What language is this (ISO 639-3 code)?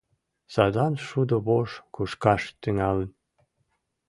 chm